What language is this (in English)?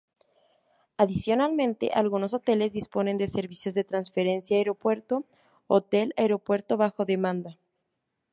Spanish